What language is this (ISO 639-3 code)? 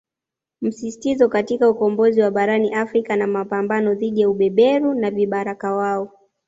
swa